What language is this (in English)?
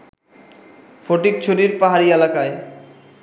Bangla